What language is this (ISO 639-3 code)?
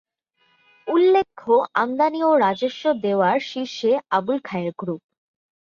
ben